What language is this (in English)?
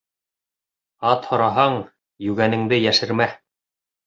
Bashkir